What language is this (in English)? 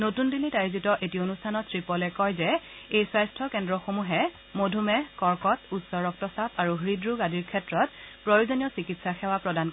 Assamese